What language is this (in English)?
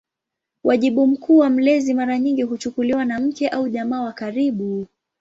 Swahili